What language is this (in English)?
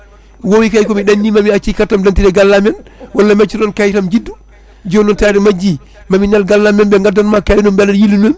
Fula